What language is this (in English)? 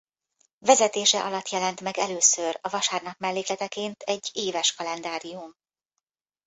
Hungarian